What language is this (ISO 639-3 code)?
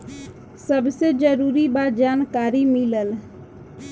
bho